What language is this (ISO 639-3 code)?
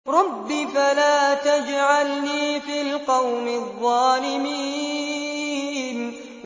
ara